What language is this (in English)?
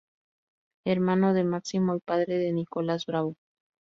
Spanish